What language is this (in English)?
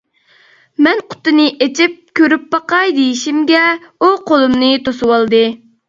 Uyghur